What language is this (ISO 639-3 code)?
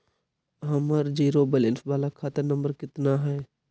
mag